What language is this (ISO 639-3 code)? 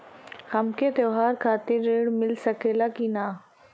bho